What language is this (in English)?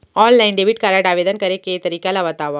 Chhattisgarhi